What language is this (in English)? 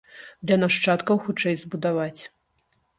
Belarusian